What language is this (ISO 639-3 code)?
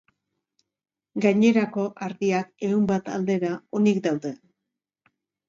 eus